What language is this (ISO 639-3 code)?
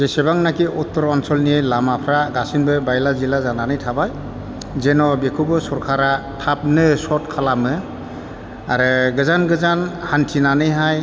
brx